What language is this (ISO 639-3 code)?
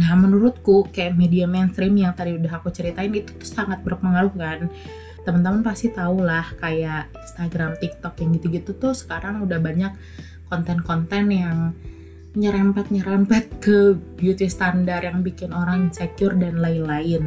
ind